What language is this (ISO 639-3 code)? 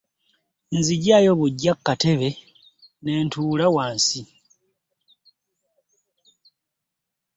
lug